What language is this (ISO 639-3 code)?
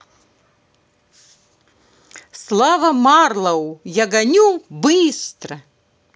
rus